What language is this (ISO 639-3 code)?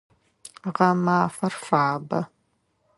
ady